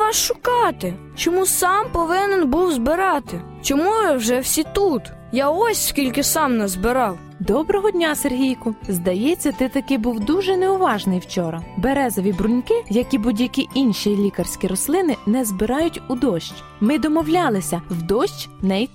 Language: Ukrainian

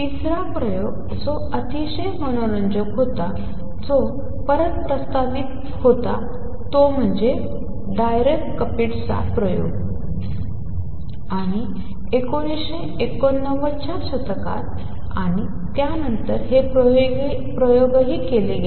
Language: Marathi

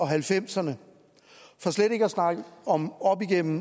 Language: Danish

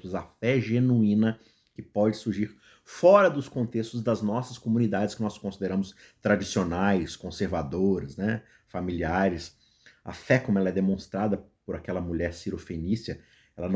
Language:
Portuguese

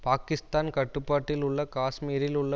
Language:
Tamil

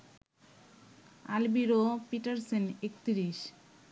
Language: Bangla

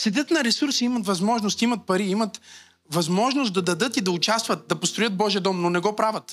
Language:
Bulgarian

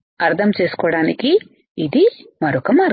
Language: Telugu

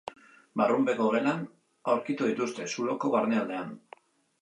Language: Basque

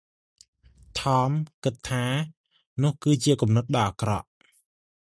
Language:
Khmer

